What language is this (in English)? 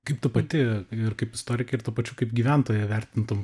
Lithuanian